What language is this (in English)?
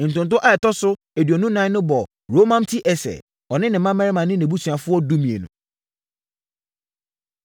Akan